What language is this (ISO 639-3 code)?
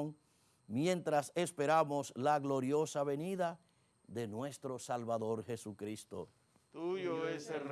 spa